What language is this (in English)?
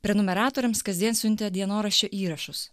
Lithuanian